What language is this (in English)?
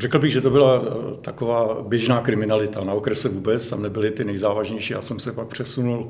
Czech